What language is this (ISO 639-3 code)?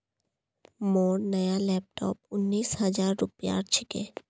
mag